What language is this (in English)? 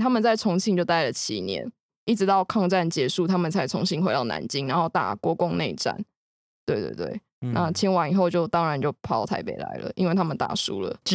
Chinese